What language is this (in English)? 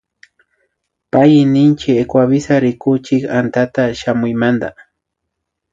Imbabura Highland Quichua